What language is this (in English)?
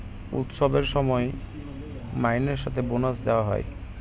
Bangla